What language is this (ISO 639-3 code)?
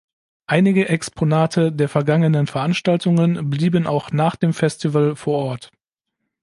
deu